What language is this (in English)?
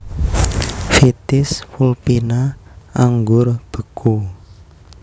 Javanese